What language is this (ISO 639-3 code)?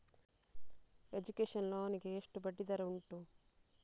kan